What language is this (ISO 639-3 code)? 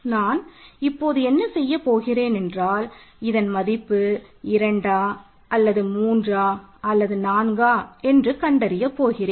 tam